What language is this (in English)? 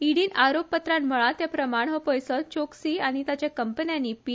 Konkani